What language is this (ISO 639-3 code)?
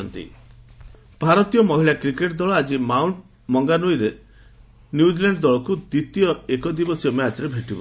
ori